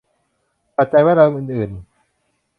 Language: Thai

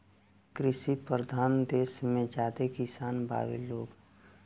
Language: Bhojpuri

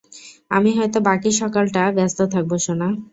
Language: Bangla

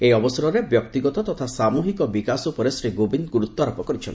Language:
Odia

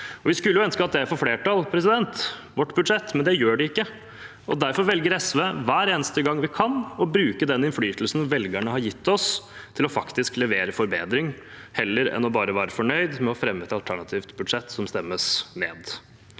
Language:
Norwegian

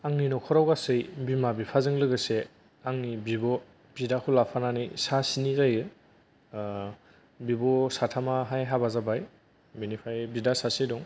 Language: Bodo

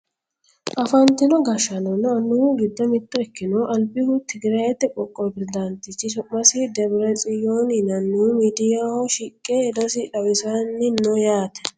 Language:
Sidamo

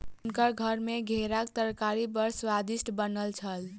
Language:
Maithili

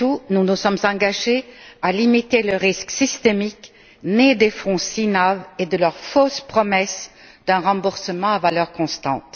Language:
French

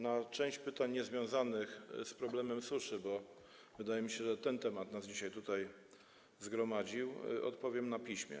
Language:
Polish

